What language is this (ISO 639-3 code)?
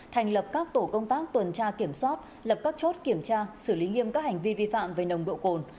vie